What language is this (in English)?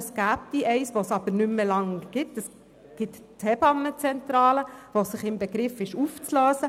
Swiss German